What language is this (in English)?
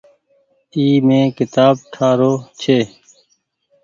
Goaria